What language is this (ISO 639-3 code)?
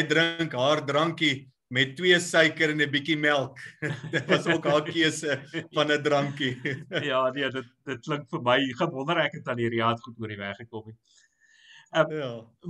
nld